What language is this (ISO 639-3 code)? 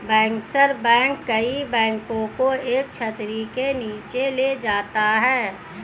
hin